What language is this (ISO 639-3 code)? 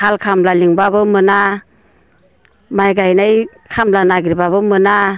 brx